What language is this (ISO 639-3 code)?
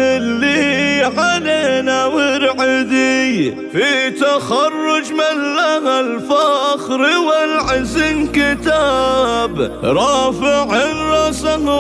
ara